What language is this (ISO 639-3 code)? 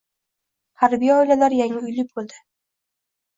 uzb